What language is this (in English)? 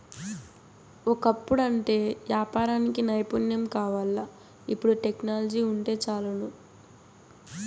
Telugu